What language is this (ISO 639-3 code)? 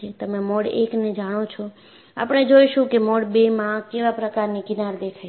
guj